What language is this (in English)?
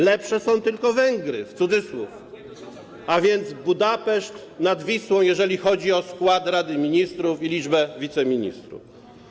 Polish